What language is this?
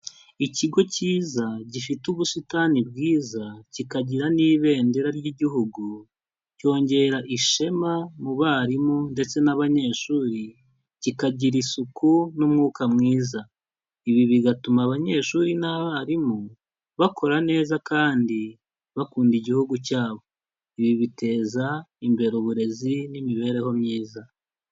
Kinyarwanda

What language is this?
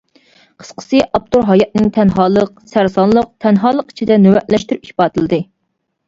Uyghur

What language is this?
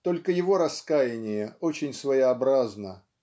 Russian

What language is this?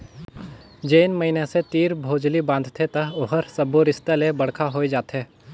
Chhattisgarhi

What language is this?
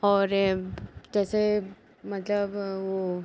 Hindi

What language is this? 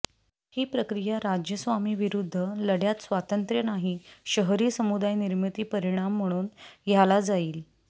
Marathi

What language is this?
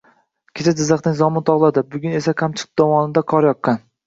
Uzbek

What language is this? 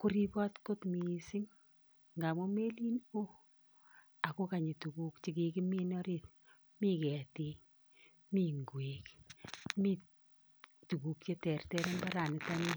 Kalenjin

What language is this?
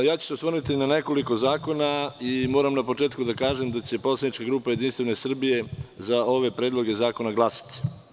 Serbian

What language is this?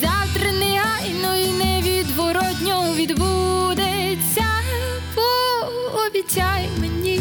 Ukrainian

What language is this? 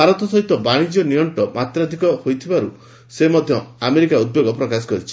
Odia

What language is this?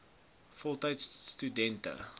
Afrikaans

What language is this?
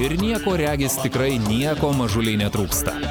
Lithuanian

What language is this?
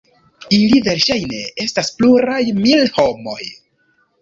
Esperanto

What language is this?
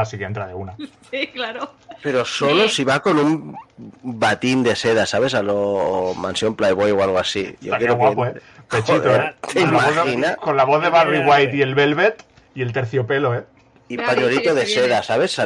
Spanish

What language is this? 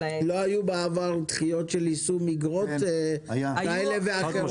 Hebrew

